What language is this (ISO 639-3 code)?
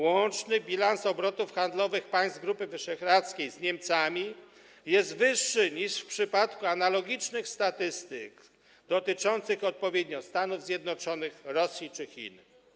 pol